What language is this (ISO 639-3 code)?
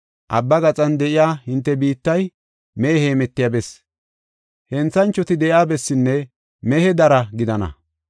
gof